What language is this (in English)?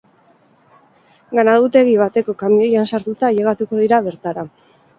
Basque